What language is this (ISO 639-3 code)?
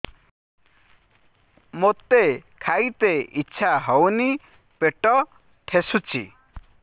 ori